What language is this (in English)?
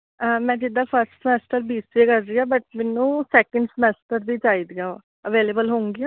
Punjabi